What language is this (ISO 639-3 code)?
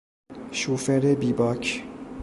fas